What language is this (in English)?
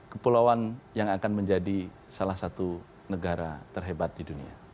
Indonesian